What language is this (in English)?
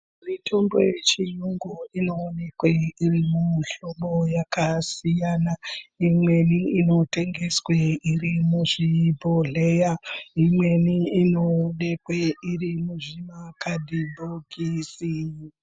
Ndau